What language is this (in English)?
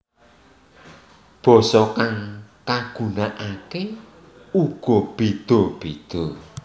Javanese